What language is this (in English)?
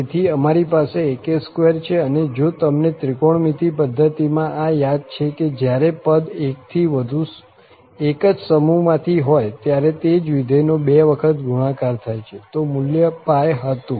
Gujarati